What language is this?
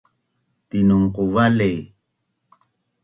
Bunun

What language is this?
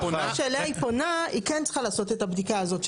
Hebrew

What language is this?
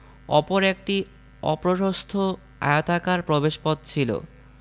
Bangla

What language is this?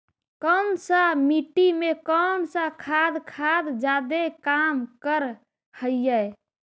Magahi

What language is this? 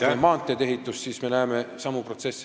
Estonian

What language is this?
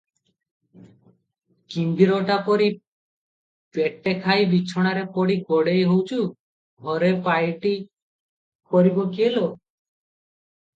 Odia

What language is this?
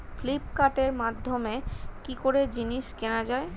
Bangla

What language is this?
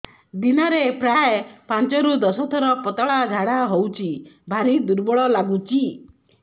Odia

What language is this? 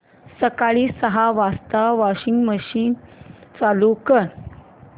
Marathi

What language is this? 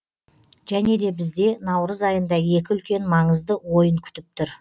Kazakh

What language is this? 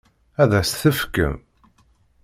Kabyle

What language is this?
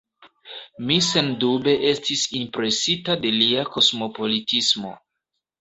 Esperanto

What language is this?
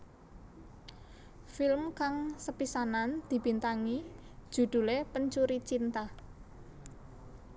Javanese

